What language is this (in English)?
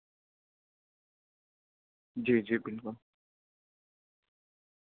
Urdu